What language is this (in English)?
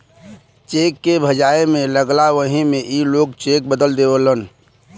Bhojpuri